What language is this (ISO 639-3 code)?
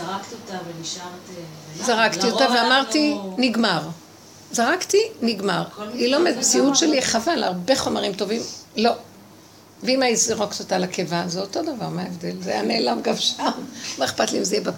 heb